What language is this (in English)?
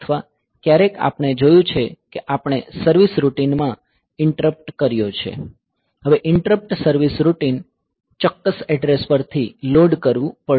Gujarati